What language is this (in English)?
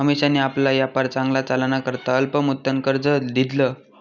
Marathi